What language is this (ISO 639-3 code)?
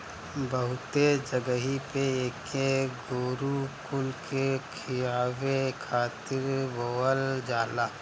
bho